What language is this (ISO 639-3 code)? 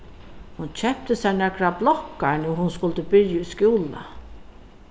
fao